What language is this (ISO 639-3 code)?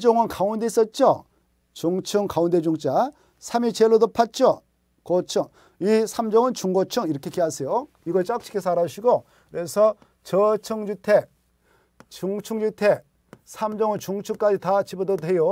kor